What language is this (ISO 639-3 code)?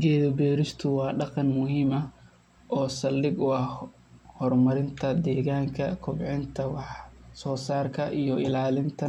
som